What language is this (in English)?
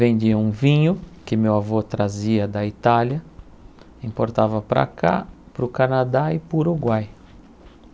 Portuguese